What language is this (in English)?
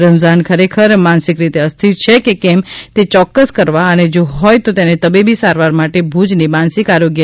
Gujarati